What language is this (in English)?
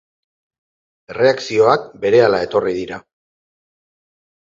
Basque